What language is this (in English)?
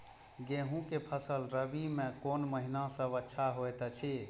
Maithili